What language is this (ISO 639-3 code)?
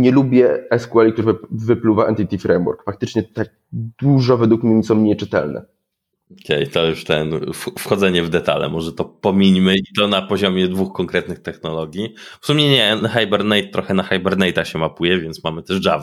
pol